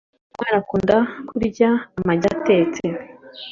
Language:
Kinyarwanda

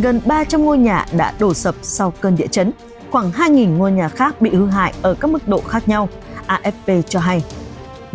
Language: Vietnamese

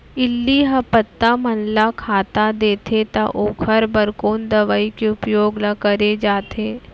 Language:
Chhattisgarhi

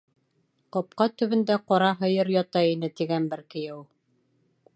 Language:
Bashkir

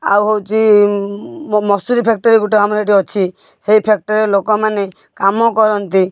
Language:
Odia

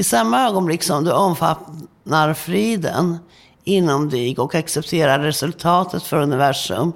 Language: Swedish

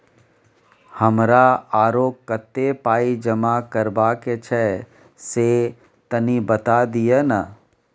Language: Maithili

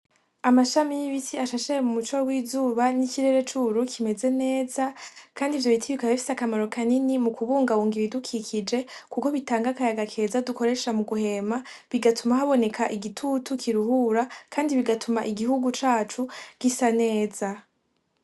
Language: Rundi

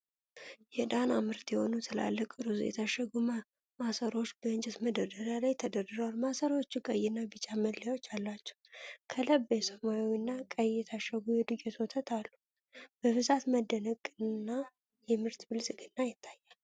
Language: Amharic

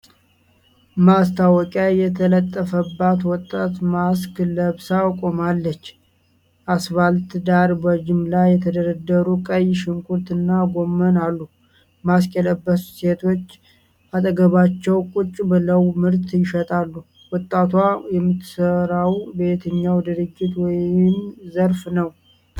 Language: Amharic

